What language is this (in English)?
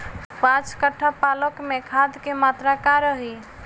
Bhojpuri